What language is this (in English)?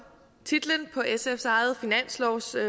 Danish